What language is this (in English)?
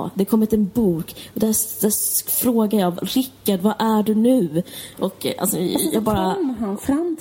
Swedish